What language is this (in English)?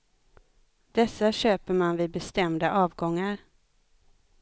Swedish